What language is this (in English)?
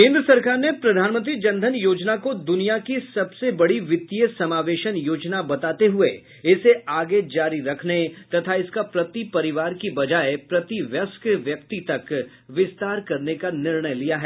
Hindi